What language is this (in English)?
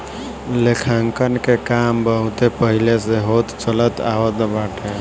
Bhojpuri